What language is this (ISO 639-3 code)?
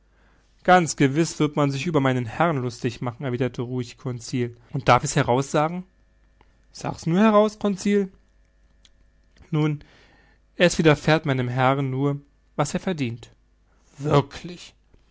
deu